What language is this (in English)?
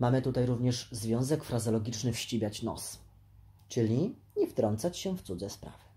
Polish